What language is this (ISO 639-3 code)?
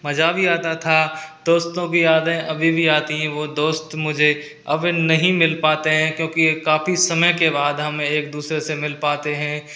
hin